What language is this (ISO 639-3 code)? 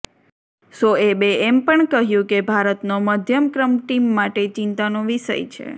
guj